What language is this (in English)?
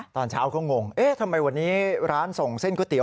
Thai